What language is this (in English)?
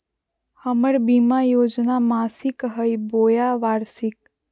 Magahi